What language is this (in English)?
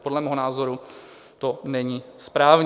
Czech